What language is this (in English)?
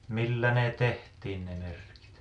Finnish